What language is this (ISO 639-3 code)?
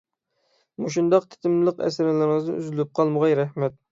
uig